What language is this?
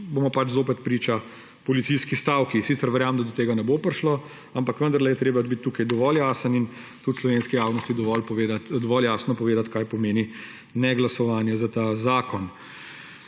Slovenian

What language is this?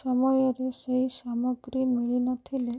Odia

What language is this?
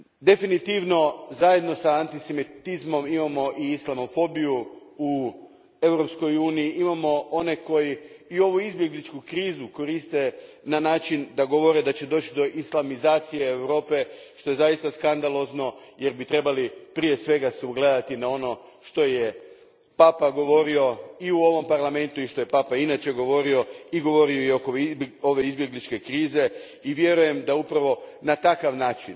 Croatian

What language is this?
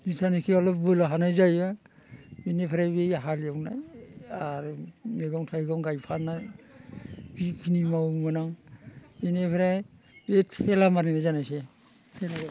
Bodo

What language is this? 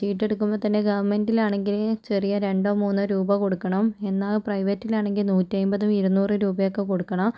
Malayalam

